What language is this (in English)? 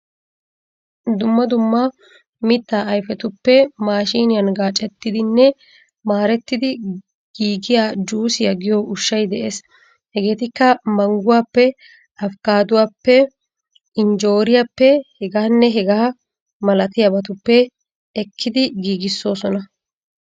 Wolaytta